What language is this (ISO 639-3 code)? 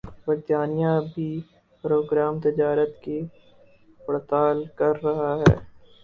urd